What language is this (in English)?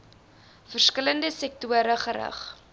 Afrikaans